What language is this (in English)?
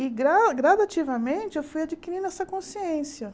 Portuguese